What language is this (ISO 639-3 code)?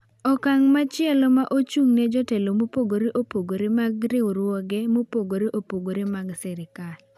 luo